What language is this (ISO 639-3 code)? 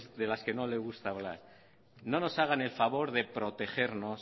spa